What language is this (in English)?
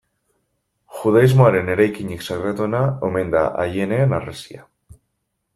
Basque